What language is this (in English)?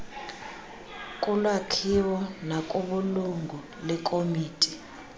Xhosa